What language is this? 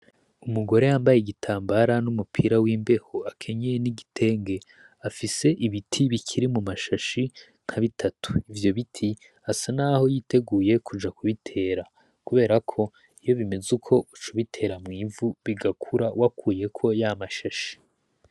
Rundi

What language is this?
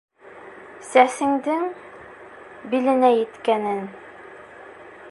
Bashkir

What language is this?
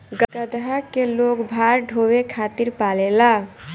Bhojpuri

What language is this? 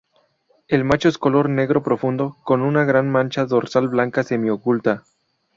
Spanish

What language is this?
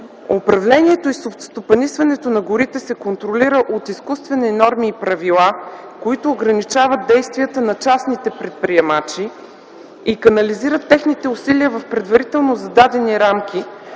Bulgarian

